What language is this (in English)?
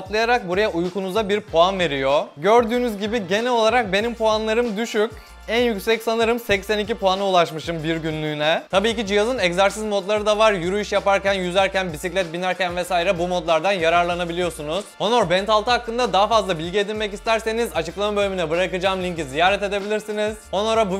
Turkish